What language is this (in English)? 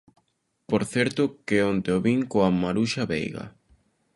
Galician